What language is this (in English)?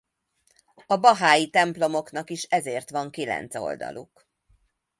Hungarian